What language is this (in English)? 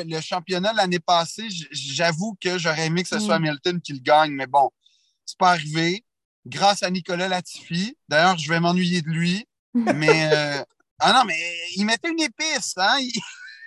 French